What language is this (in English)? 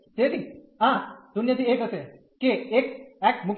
Gujarati